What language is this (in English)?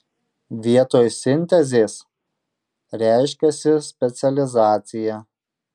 Lithuanian